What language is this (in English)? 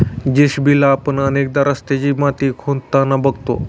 Marathi